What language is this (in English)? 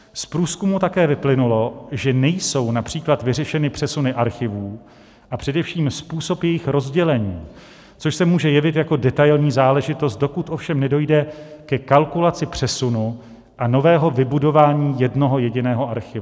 Czech